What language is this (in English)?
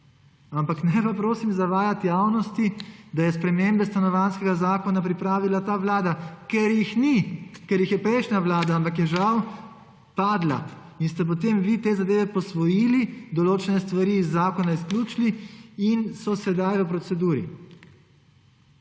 Slovenian